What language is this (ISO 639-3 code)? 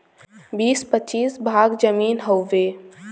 bho